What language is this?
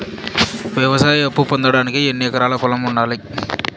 Telugu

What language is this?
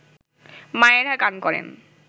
Bangla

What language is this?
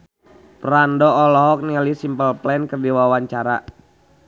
Sundanese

